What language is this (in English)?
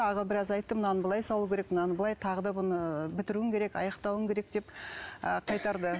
Kazakh